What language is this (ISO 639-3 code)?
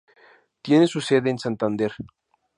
spa